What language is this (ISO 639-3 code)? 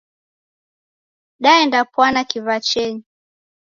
dav